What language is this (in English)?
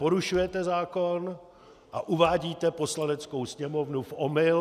Czech